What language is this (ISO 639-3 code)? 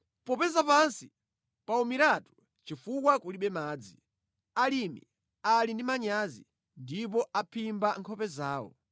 nya